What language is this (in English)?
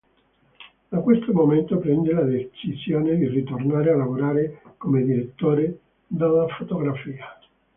Italian